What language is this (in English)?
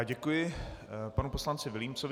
Czech